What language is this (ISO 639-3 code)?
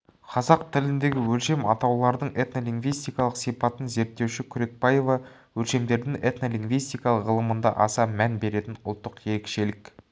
kaz